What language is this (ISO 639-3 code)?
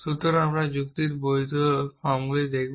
ben